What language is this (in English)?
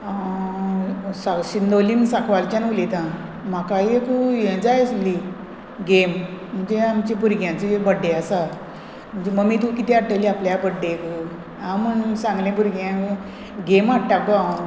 Konkani